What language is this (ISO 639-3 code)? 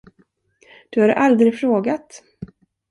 swe